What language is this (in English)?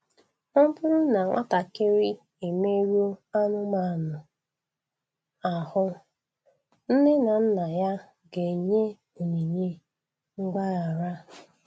Igbo